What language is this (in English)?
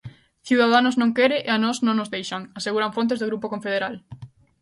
Galician